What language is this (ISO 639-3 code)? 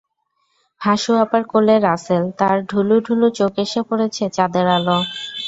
ben